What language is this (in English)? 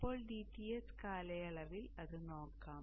Malayalam